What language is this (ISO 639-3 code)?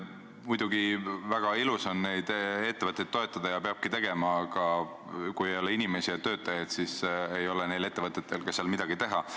est